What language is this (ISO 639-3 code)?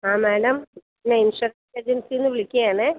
mal